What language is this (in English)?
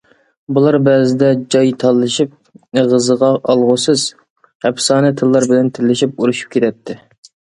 Uyghur